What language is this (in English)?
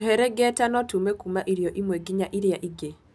Kikuyu